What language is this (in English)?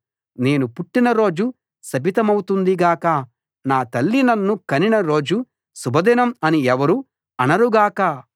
Telugu